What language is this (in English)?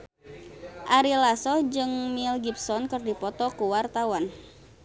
Sundanese